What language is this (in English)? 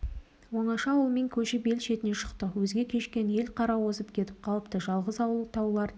Kazakh